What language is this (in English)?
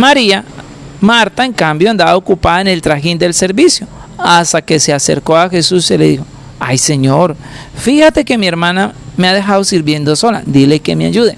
Spanish